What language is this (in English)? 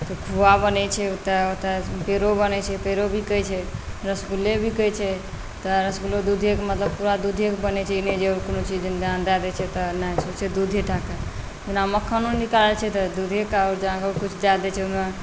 Maithili